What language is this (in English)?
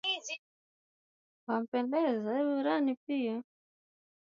Swahili